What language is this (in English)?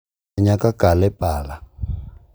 Luo (Kenya and Tanzania)